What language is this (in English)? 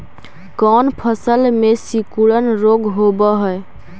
Magahi